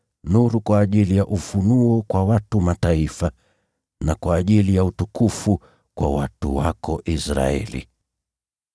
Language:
Swahili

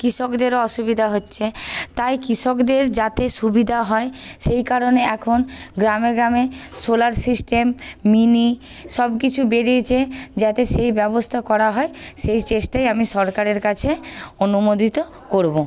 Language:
Bangla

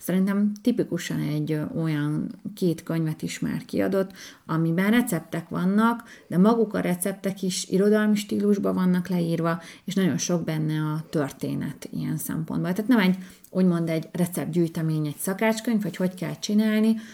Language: Hungarian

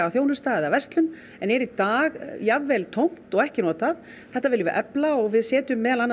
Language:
Icelandic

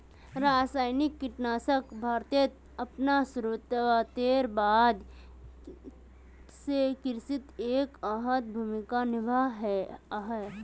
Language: Magahi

